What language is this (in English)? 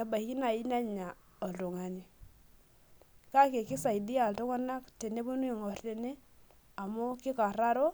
Masai